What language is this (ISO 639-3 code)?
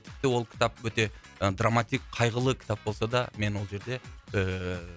kaz